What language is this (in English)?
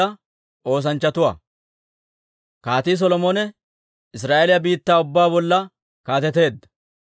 Dawro